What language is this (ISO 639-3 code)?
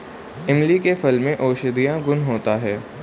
hin